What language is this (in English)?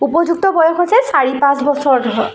Assamese